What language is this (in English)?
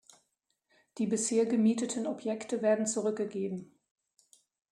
German